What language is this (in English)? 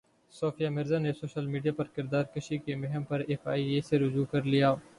Urdu